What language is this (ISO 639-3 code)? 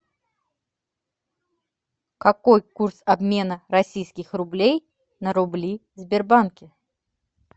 rus